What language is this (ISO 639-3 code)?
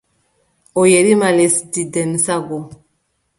fub